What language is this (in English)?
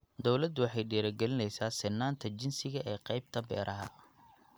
Somali